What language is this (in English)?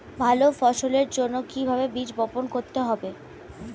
Bangla